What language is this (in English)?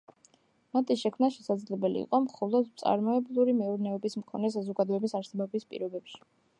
Georgian